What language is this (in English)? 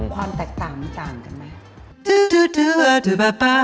Thai